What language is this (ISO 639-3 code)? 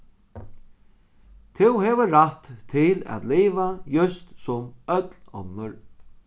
fao